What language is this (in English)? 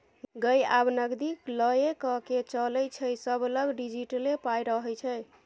Maithili